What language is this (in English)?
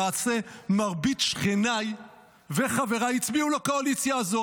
Hebrew